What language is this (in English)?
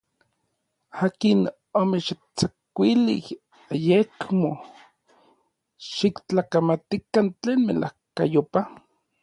Orizaba Nahuatl